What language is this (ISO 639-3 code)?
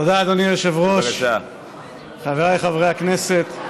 heb